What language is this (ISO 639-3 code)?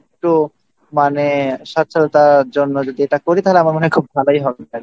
ben